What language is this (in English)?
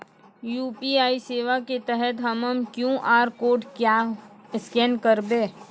Maithili